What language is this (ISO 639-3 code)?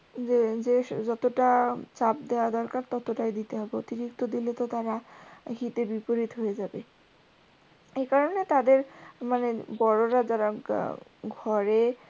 ben